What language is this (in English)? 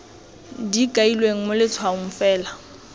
Tswana